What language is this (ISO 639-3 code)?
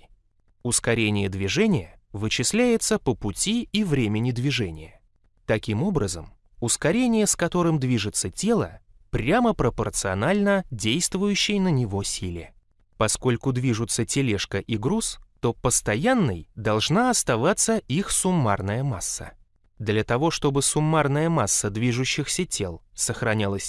rus